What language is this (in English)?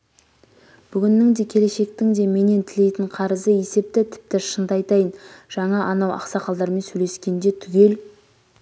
Kazakh